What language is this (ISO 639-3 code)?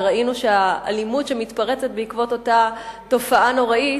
heb